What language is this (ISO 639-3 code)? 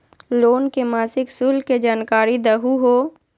mag